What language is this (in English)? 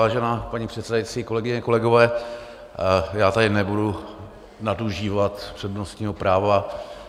Czech